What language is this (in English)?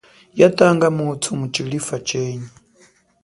Chokwe